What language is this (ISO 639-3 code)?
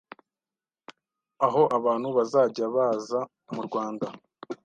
kin